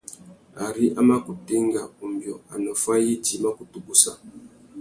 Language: Tuki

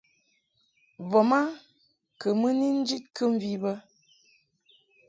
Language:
Mungaka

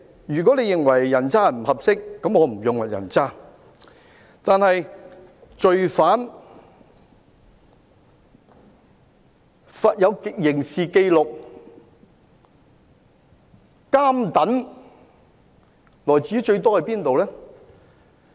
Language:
Cantonese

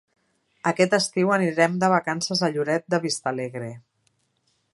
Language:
Catalan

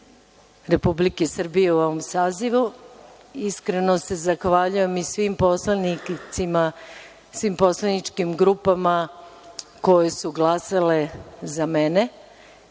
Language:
Serbian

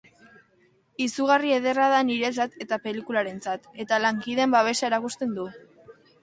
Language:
Basque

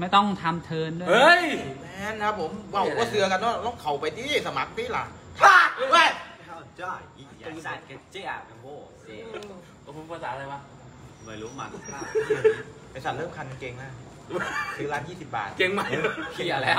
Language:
Thai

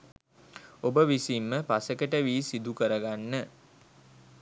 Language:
Sinhala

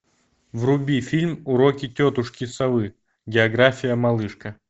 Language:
Russian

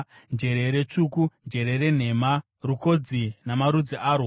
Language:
Shona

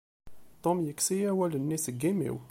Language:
Kabyle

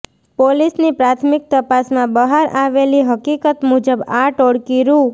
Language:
Gujarati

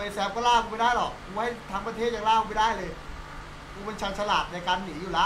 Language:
Thai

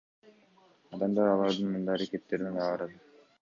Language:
Kyrgyz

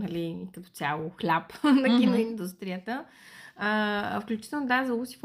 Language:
Bulgarian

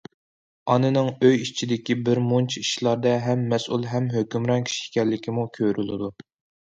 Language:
Uyghur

